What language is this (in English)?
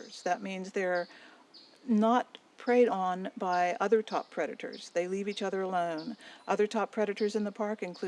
English